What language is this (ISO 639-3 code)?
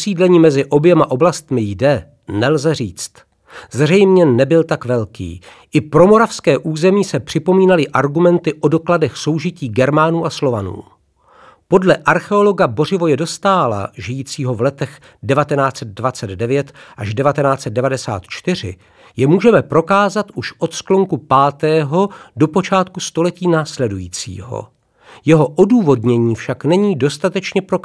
ces